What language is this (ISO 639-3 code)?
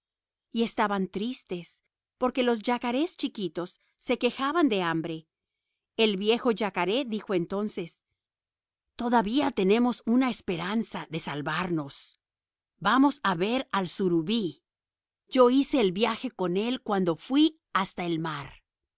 spa